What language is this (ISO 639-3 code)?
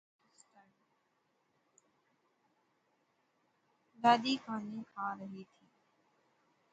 urd